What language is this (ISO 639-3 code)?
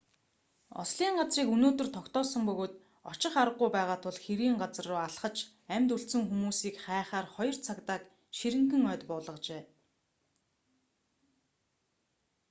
mon